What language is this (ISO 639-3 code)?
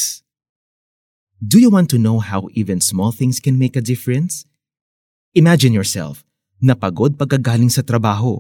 fil